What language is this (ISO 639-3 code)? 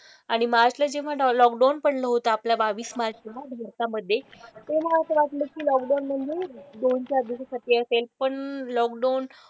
mar